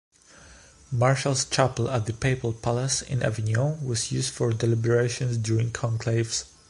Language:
English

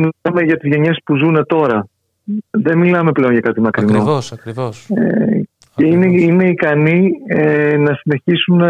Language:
Greek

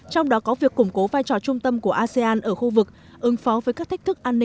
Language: Vietnamese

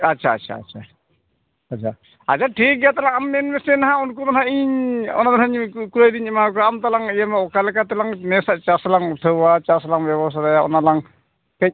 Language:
Santali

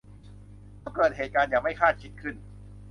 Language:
Thai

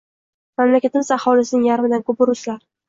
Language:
Uzbek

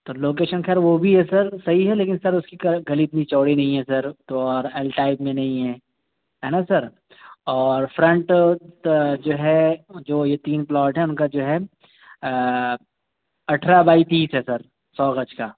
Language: Urdu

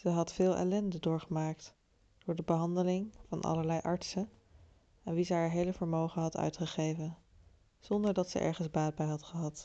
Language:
Dutch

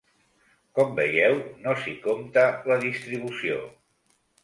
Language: Catalan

